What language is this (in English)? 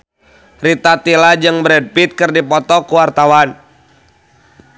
Sundanese